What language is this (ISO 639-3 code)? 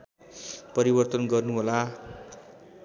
nep